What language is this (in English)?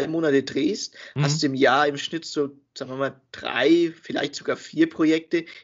German